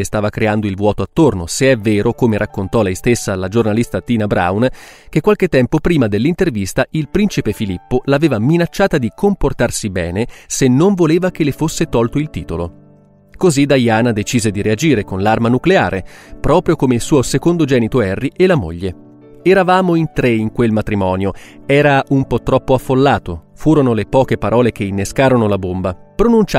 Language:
Italian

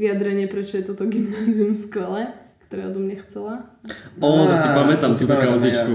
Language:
Slovak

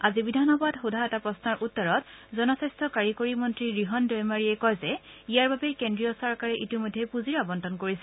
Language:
Assamese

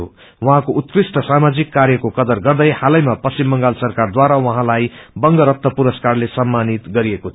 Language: Nepali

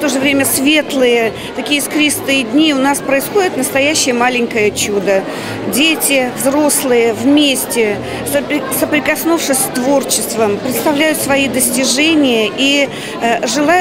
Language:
Russian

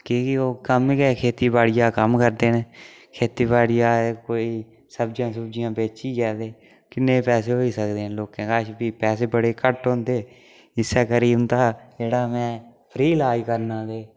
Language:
Dogri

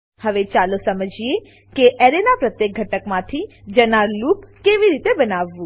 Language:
Gujarati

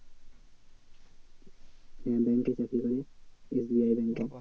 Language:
Bangla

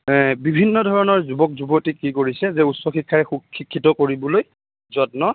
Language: Assamese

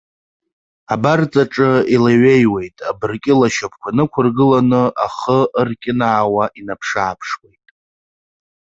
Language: Abkhazian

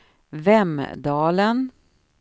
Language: Swedish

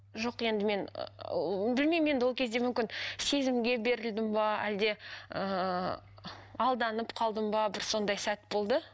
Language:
Kazakh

